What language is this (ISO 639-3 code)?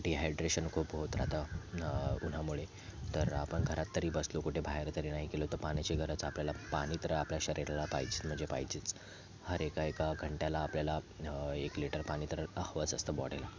mar